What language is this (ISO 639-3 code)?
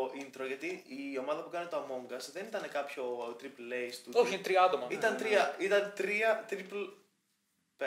ell